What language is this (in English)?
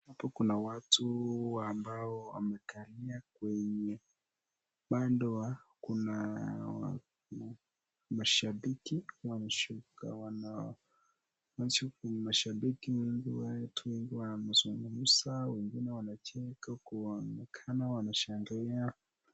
Swahili